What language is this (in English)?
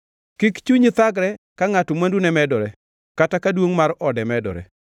Luo (Kenya and Tanzania)